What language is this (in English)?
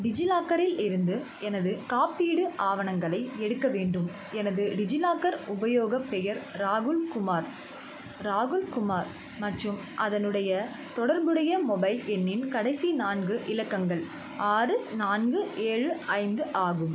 Tamil